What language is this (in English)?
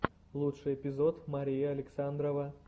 Russian